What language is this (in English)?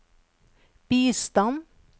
Norwegian